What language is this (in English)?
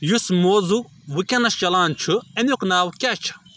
Kashmiri